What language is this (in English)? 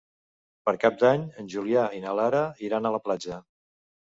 Catalan